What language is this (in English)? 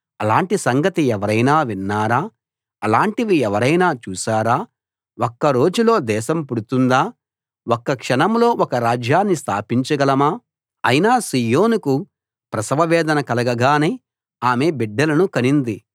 Telugu